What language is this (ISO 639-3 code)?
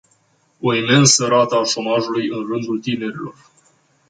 ron